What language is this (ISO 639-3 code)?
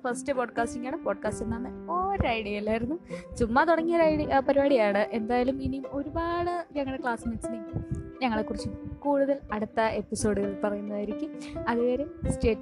mal